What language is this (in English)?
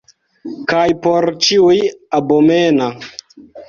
Esperanto